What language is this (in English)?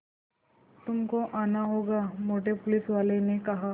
Hindi